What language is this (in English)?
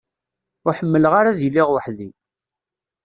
Kabyle